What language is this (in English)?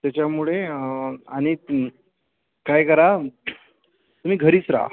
Marathi